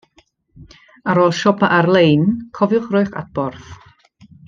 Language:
Welsh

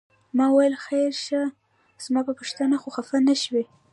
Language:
Pashto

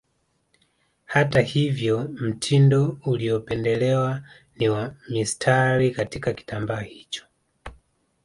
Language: Swahili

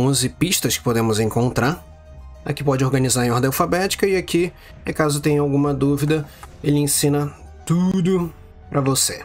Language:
Portuguese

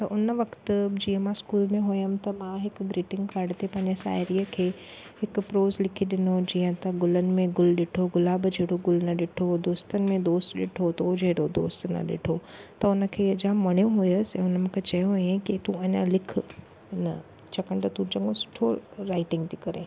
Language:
Sindhi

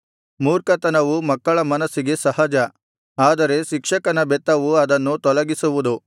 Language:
Kannada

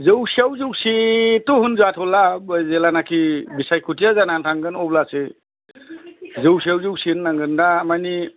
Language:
Bodo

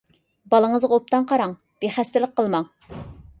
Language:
Uyghur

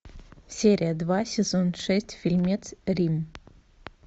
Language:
Russian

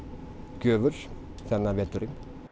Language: Icelandic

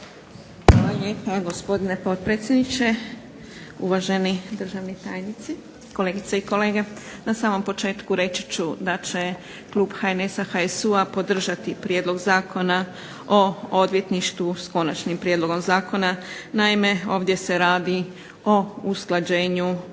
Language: Croatian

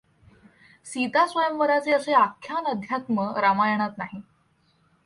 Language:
Marathi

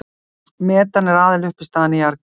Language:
Icelandic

